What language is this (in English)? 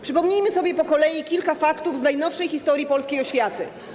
Polish